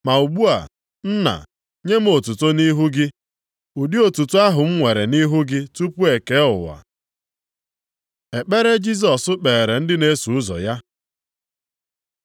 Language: Igbo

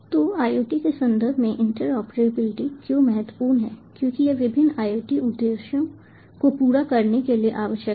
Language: Hindi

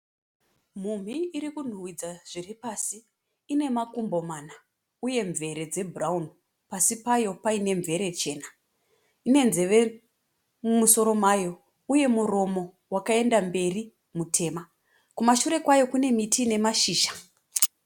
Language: Shona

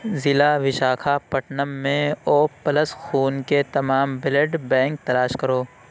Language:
Urdu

